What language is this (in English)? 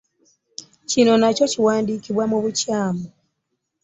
Ganda